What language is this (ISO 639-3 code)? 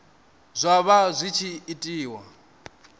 ven